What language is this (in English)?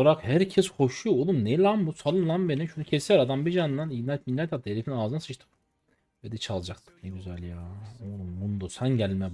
Turkish